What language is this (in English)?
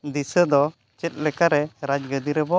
Santali